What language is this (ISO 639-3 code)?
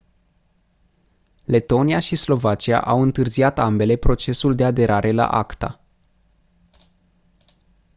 ron